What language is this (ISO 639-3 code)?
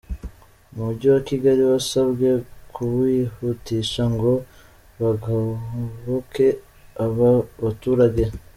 kin